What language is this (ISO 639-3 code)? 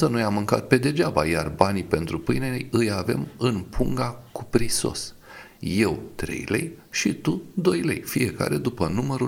ron